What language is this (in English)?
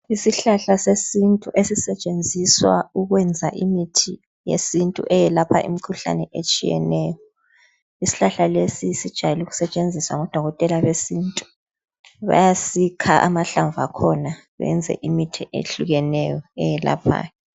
North Ndebele